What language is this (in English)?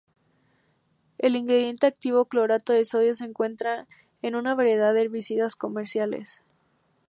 Spanish